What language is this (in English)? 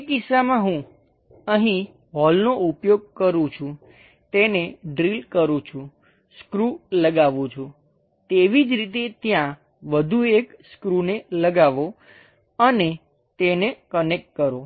Gujarati